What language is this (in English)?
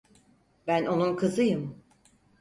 Turkish